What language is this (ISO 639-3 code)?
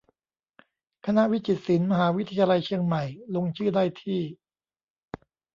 tha